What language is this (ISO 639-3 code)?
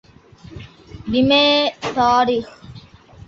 div